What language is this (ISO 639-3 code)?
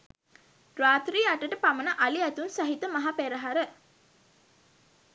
sin